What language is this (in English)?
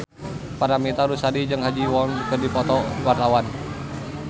Sundanese